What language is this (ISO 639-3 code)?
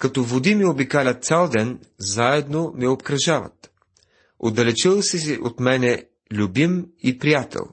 bul